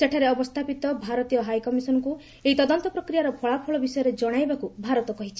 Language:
Odia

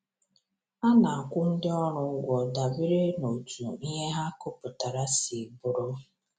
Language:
Igbo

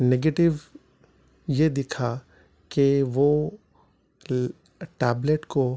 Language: Urdu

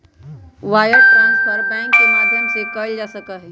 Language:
Magahi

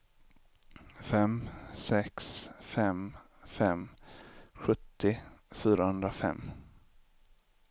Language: Swedish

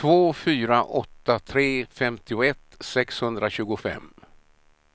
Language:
Swedish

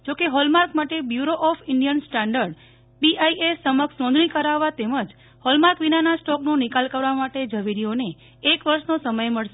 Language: Gujarati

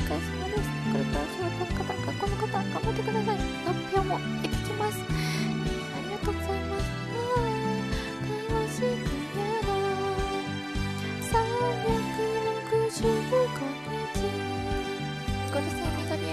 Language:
Japanese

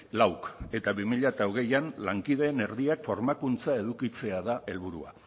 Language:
Basque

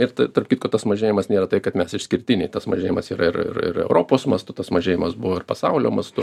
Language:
Lithuanian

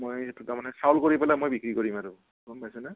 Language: Assamese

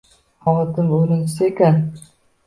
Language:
Uzbek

